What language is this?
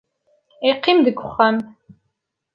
Kabyle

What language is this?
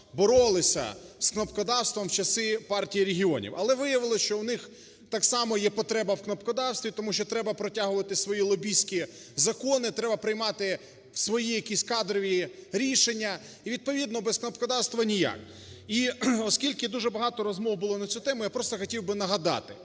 Ukrainian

